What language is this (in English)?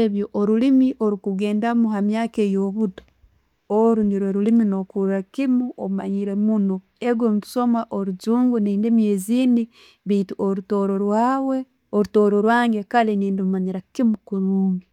Tooro